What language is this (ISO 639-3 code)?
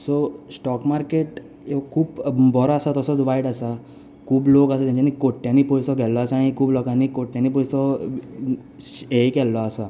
kok